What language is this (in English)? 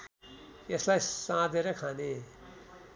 Nepali